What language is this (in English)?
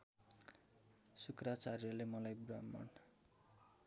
Nepali